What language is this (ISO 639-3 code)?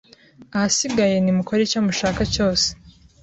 kin